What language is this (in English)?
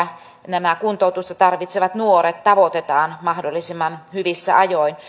Finnish